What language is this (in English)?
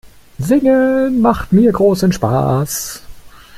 German